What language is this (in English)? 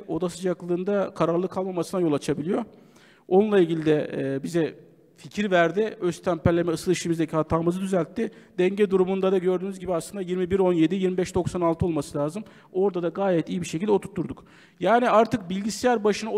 Turkish